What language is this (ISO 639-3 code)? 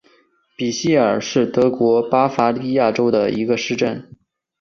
zho